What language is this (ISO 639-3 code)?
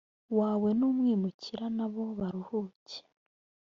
kin